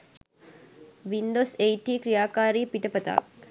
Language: Sinhala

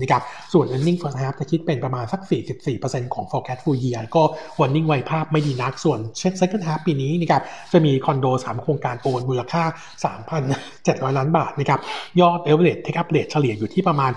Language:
Thai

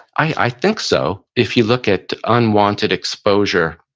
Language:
English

